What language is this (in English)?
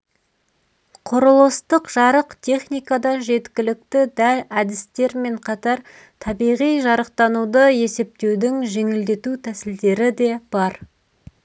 Kazakh